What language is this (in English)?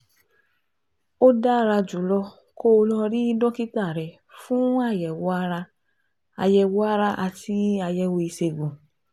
Yoruba